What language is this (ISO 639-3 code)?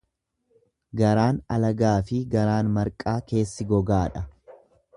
orm